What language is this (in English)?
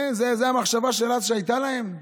Hebrew